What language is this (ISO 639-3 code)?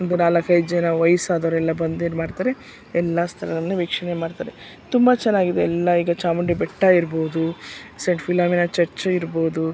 kan